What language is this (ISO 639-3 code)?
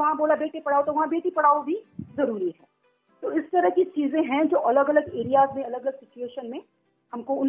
guj